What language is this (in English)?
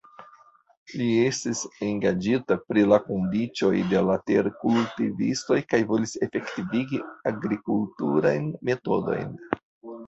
Esperanto